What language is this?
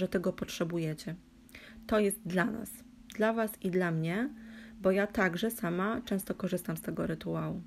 Polish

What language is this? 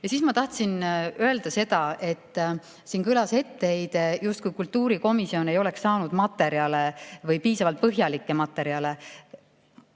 Estonian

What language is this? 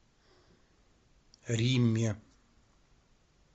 Russian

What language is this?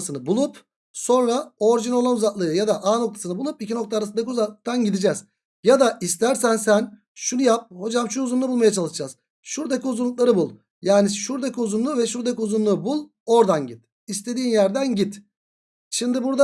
Turkish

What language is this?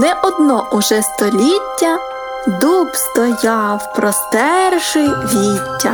Ukrainian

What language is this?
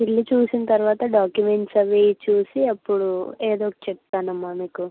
Telugu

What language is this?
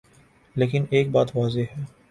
Urdu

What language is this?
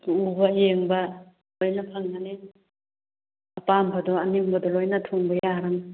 Manipuri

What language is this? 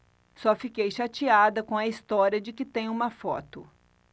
Portuguese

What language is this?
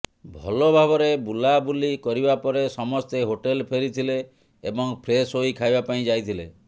Odia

